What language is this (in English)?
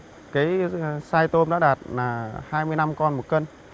Vietnamese